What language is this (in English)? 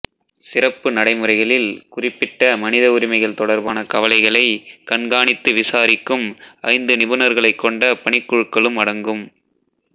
Tamil